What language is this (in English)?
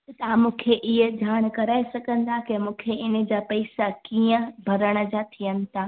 Sindhi